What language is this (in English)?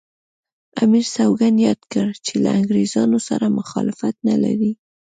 Pashto